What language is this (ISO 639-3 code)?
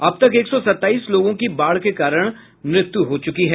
hin